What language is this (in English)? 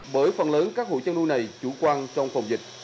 Vietnamese